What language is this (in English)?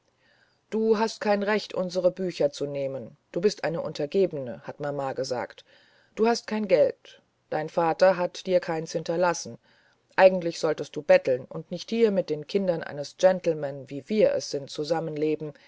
German